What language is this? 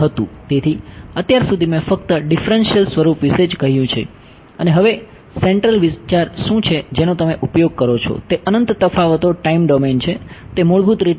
Gujarati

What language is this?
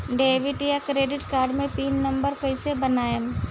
Bhojpuri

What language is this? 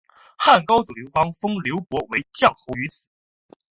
Chinese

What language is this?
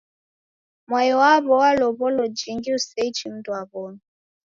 Taita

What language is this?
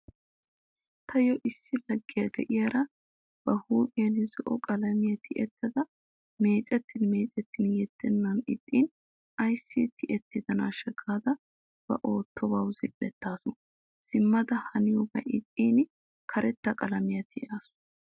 Wolaytta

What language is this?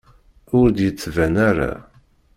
Kabyle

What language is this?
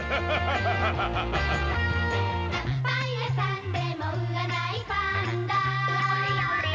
Japanese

